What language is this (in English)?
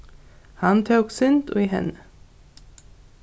Faroese